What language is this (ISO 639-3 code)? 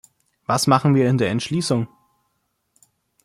deu